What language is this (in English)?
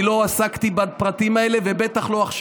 Hebrew